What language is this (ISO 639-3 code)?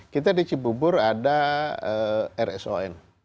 ind